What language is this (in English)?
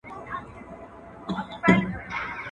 Pashto